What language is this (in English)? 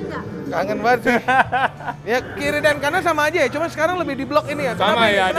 Indonesian